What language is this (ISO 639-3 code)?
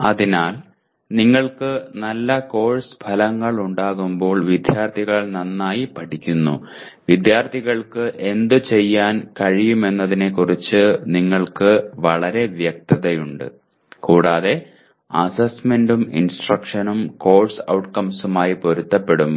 mal